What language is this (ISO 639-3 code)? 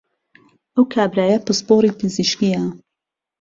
ckb